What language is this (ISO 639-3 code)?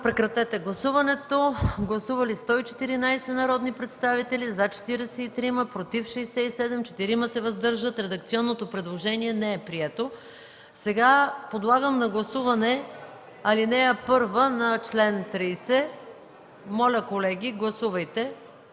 bul